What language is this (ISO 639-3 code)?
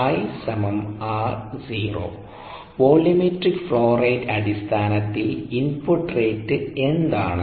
mal